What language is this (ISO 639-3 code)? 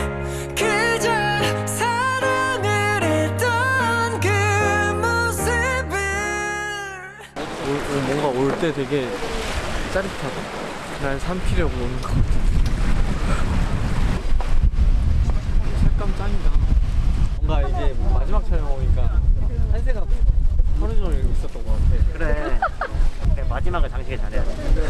kor